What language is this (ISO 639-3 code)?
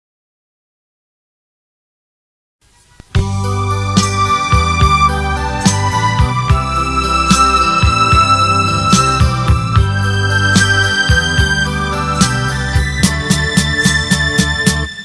ind